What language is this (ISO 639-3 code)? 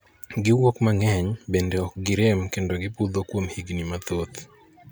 luo